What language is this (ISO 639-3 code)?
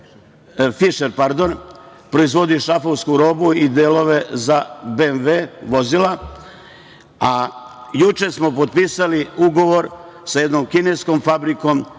srp